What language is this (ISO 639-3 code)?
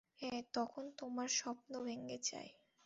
ben